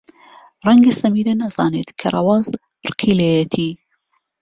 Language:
Central Kurdish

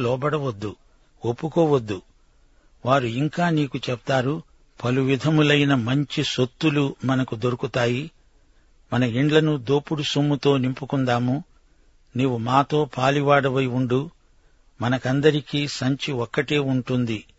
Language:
Telugu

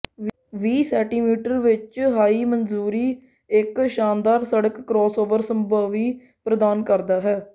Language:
Punjabi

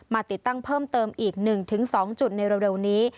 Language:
Thai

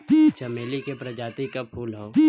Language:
Bhojpuri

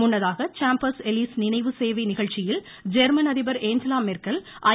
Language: Tamil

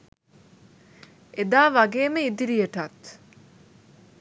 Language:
Sinhala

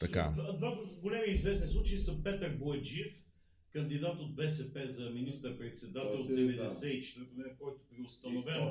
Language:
Bulgarian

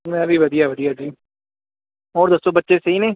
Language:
Punjabi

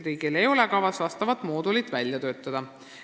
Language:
Estonian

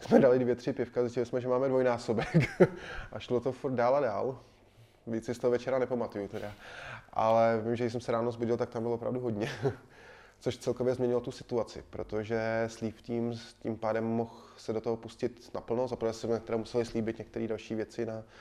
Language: Czech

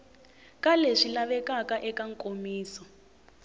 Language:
Tsonga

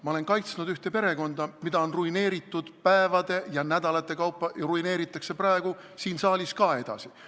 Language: Estonian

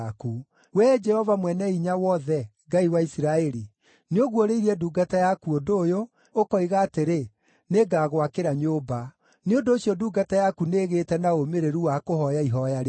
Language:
Kikuyu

